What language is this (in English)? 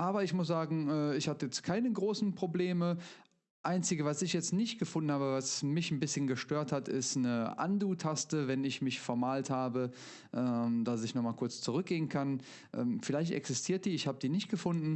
German